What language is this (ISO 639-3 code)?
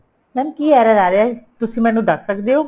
pan